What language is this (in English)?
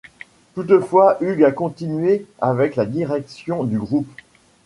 French